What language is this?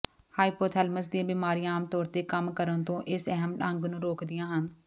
Punjabi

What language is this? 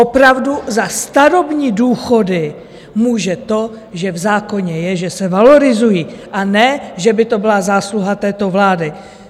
Czech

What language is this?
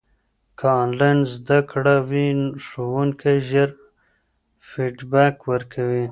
Pashto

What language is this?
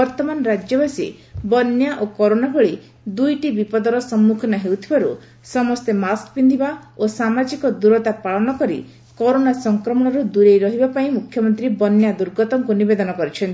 Odia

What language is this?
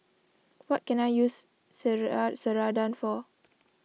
English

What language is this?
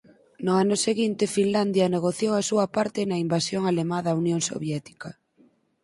Galician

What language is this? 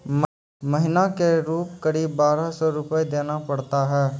Maithili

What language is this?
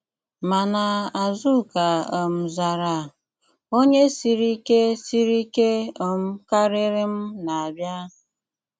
Igbo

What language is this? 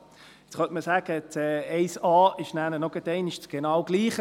Swiss German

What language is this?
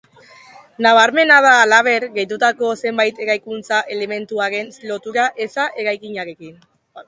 Basque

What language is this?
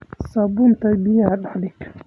Somali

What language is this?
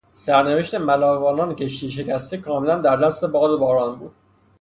Persian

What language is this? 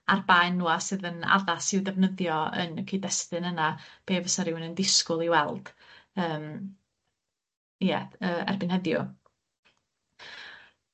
Welsh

